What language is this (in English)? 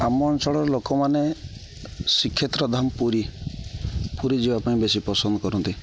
Odia